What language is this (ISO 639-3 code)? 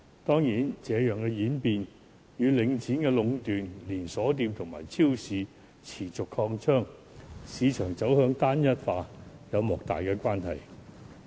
yue